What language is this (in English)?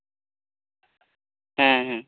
Santali